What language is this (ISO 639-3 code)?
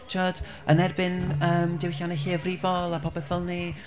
cym